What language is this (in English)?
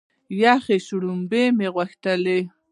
Pashto